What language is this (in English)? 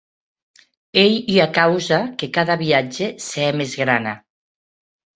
Occitan